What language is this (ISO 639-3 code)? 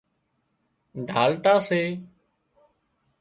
kxp